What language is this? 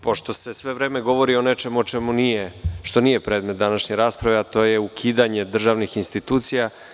Serbian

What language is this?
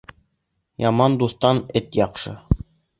Bashkir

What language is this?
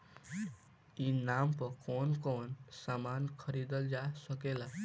Bhojpuri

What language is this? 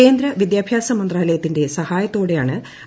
Malayalam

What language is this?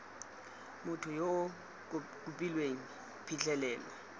Tswana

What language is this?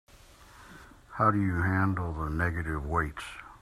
English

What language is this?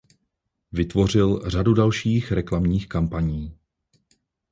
Czech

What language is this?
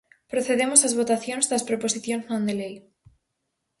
Galician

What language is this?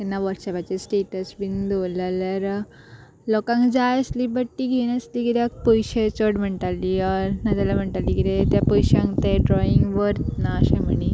Konkani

